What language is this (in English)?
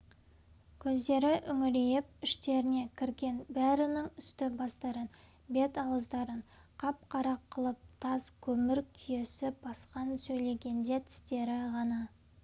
Kazakh